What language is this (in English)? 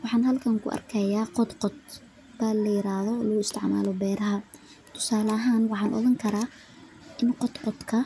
Somali